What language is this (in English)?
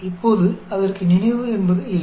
Tamil